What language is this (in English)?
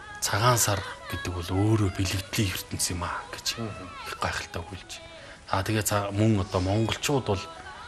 Romanian